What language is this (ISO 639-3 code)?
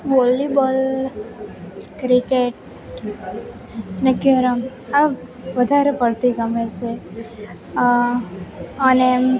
guj